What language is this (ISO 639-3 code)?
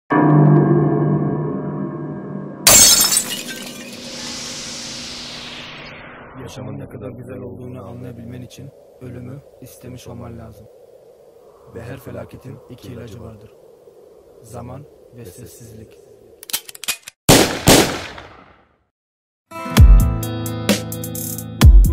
tur